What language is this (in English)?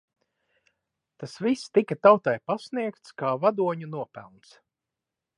Latvian